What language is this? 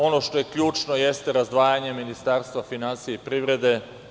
Serbian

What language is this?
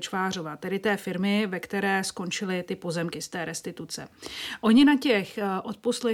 Czech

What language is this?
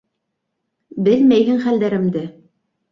Bashkir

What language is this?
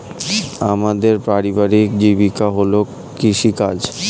Bangla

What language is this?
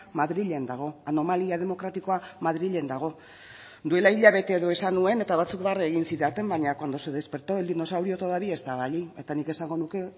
Basque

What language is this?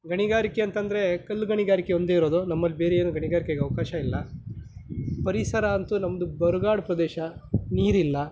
Kannada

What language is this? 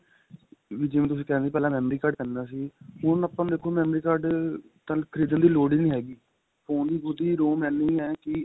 Punjabi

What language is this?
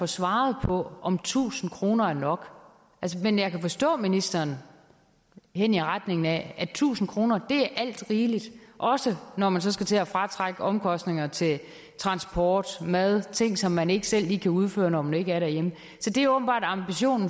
Danish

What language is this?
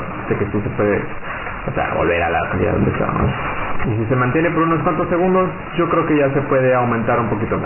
Spanish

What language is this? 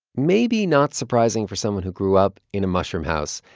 English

